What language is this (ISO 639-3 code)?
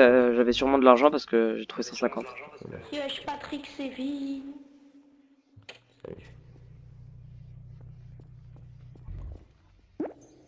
fra